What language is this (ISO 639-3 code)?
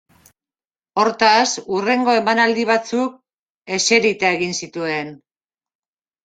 eus